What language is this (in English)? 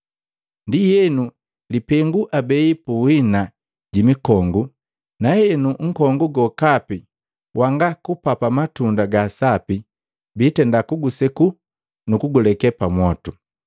Matengo